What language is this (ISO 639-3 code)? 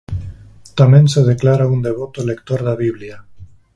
glg